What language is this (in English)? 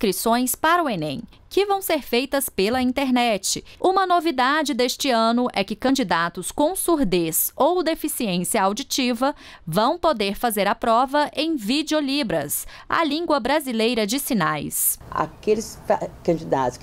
Portuguese